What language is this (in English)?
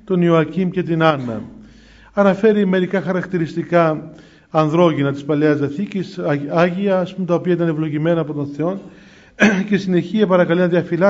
Greek